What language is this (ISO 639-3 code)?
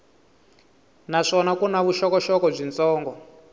tso